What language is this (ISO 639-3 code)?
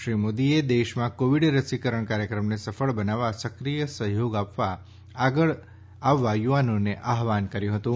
guj